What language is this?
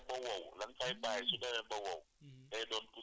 Wolof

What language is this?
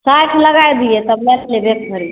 Maithili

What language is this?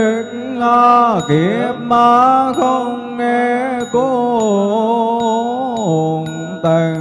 Vietnamese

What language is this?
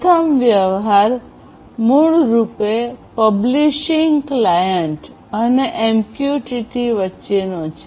Gujarati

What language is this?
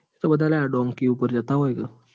Gujarati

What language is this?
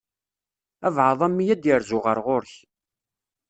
Kabyle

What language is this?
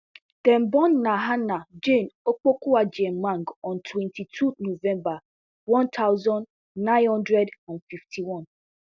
Nigerian Pidgin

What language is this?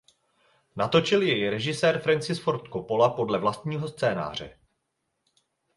Czech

